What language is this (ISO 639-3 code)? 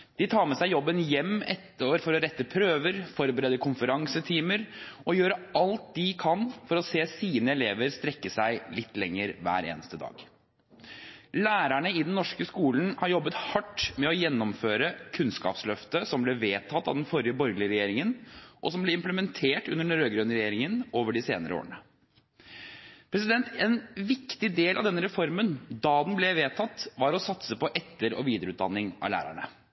nob